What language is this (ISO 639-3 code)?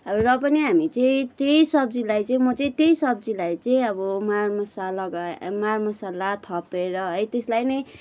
nep